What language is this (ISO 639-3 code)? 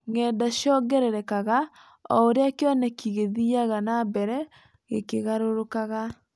kik